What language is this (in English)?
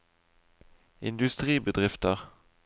Norwegian